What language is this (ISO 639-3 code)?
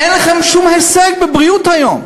heb